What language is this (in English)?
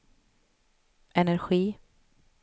Swedish